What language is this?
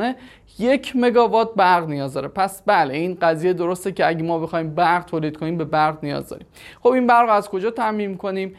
Persian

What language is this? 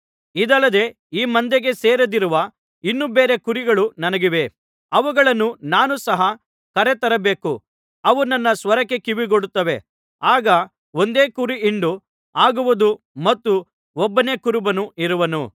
Kannada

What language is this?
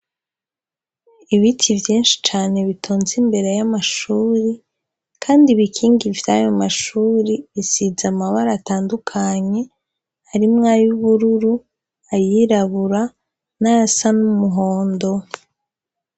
Rundi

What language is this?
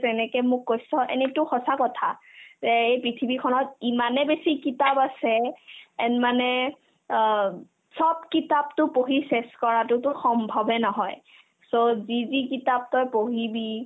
Assamese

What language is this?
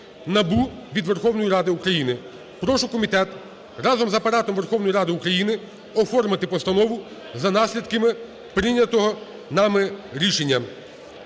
Ukrainian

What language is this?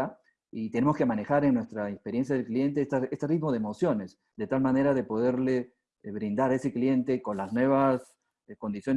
Spanish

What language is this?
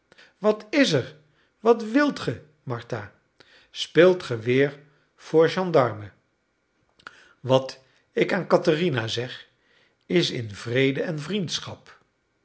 Dutch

